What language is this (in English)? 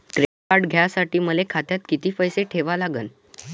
Marathi